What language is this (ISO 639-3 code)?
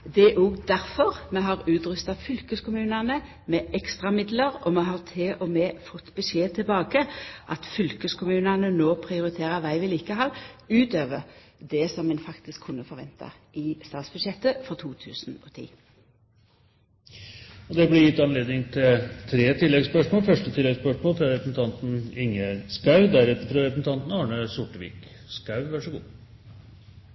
nor